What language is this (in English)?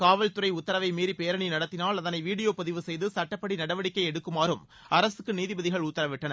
Tamil